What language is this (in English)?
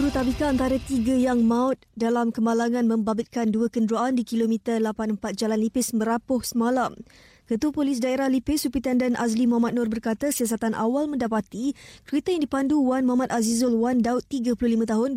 Malay